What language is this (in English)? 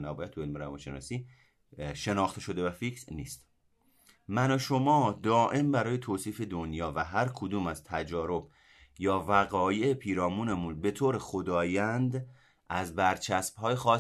Persian